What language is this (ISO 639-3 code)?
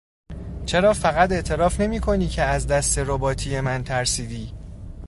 fas